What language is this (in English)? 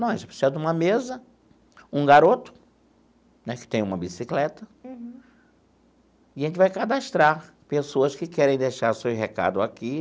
Portuguese